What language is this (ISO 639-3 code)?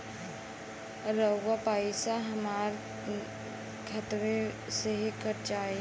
bho